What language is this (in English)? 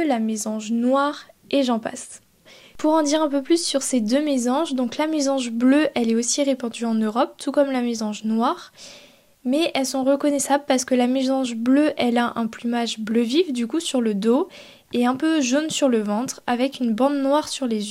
French